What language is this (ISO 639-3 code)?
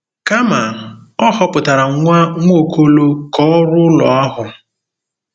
ibo